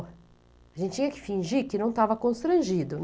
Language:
Portuguese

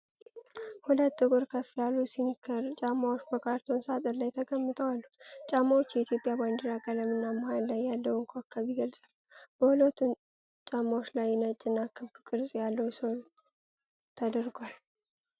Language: Amharic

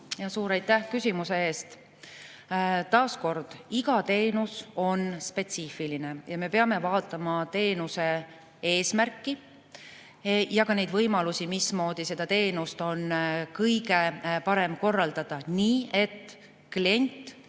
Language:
Estonian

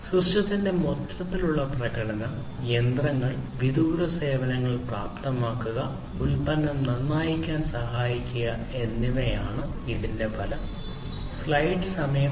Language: Malayalam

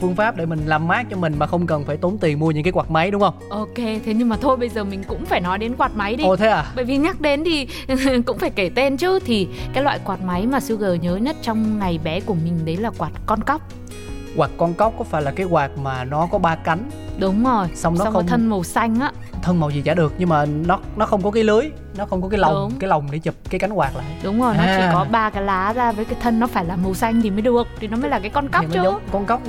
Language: Vietnamese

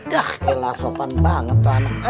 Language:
Indonesian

